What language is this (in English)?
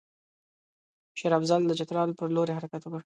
Pashto